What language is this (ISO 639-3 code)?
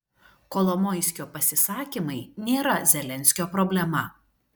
lit